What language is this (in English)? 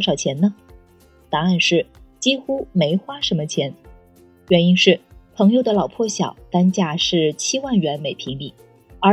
Chinese